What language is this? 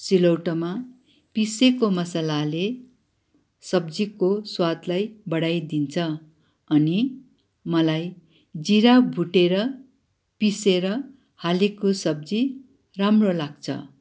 Nepali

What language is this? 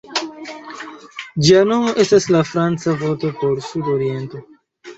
Esperanto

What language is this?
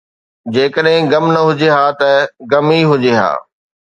Sindhi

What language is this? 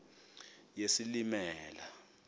Xhosa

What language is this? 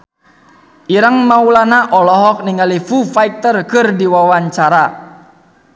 Sundanese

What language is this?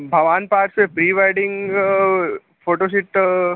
Sanskrit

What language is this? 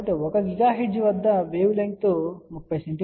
Telugu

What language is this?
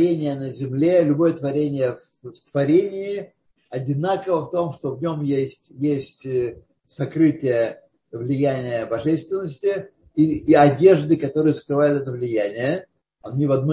Russian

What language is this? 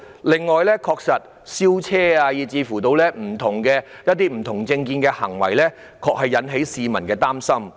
Cantonese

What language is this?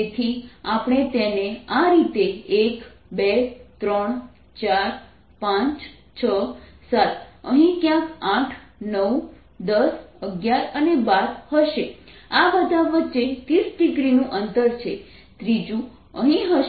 Gujarati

